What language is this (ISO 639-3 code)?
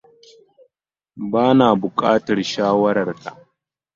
hau